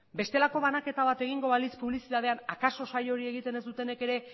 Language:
Basque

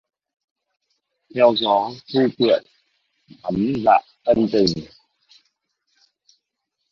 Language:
Vietnamese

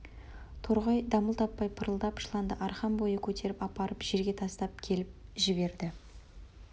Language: Kazakh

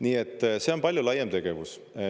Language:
Estonian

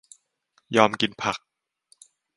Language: Thai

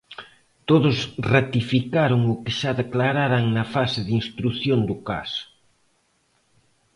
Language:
Galician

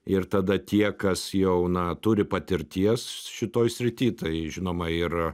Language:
Lithuanian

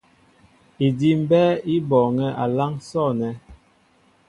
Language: Mbo (Cameroon)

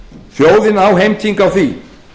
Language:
Icelandic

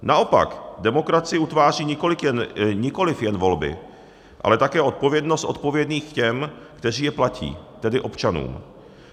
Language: Czech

